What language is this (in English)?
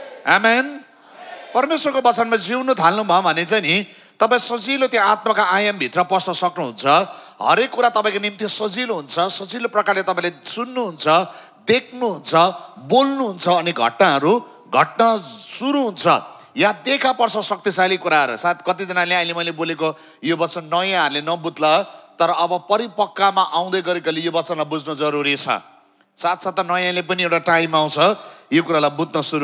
Indonesian